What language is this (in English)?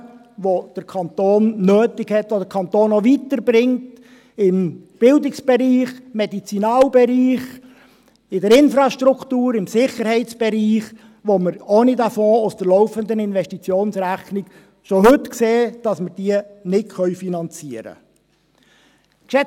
Swiss German